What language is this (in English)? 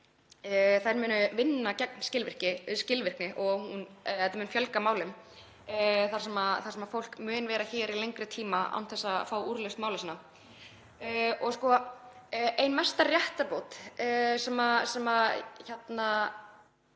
Icelandic